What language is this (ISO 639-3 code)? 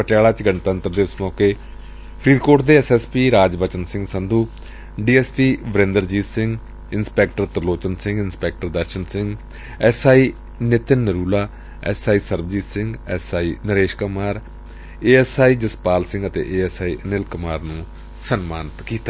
pan